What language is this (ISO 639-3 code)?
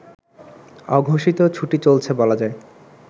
ben